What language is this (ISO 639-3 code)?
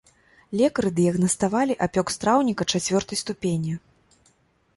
bel